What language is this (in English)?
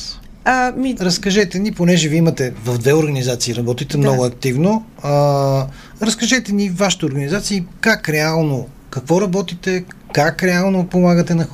Bulgarian